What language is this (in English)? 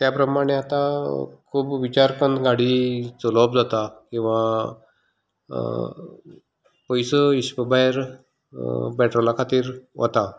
Konkani